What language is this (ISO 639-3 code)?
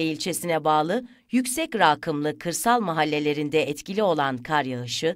tur